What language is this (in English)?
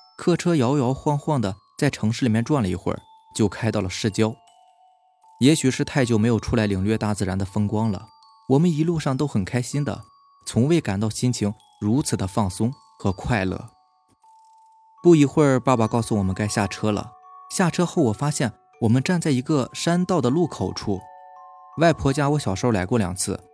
Chinese